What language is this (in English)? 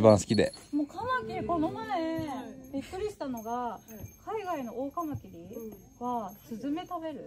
Japanese